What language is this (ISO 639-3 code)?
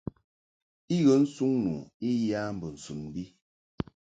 mhk